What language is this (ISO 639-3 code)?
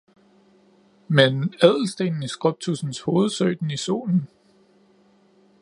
dan